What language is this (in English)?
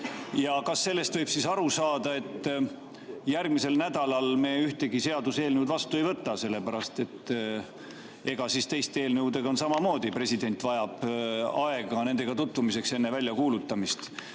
Estonian